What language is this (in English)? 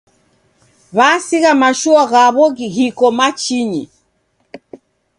Taita